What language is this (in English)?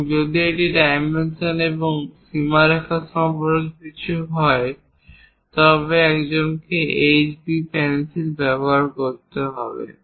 Bangla